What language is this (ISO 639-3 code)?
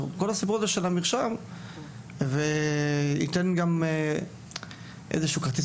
heb